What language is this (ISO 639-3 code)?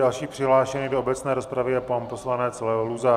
ces